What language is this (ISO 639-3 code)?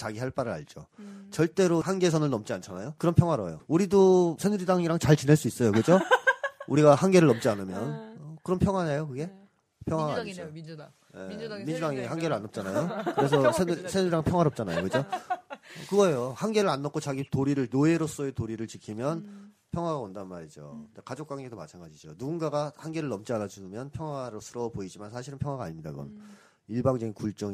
kor